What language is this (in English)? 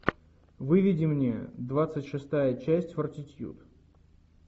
Russian